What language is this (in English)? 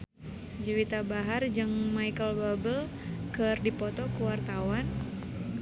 Sundanese